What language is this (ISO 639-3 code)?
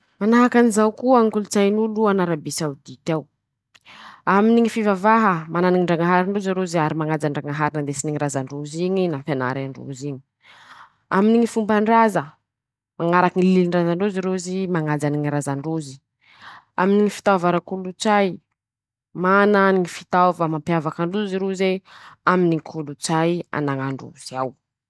msh